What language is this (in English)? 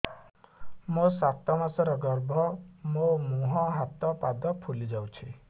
Odia